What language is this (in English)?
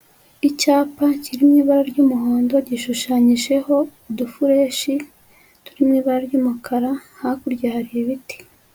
Kinyarwanda